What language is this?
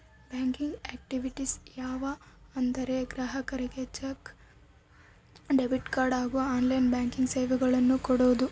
Kannada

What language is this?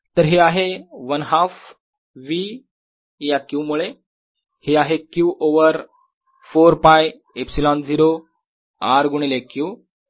Marathi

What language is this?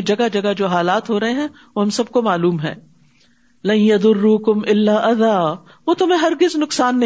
Urdu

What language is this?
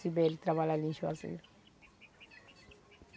Portuguese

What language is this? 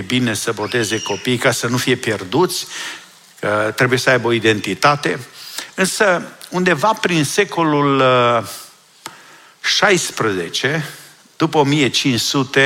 Romanian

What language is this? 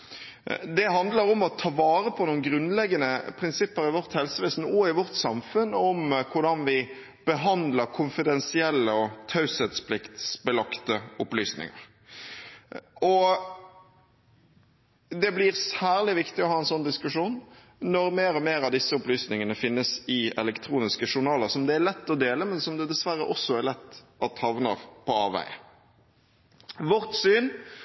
Norwegian Bokmål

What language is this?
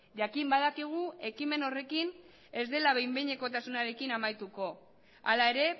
Basque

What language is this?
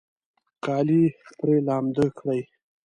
Pashto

